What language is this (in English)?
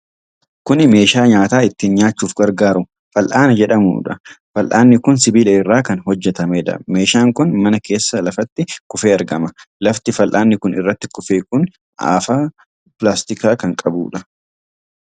Oromo